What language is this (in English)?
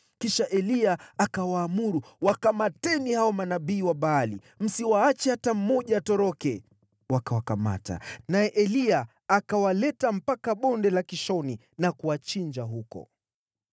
Swahili